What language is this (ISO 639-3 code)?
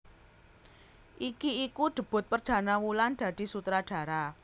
jav